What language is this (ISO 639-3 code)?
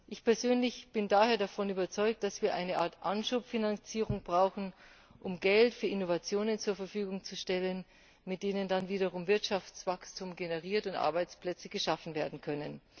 deu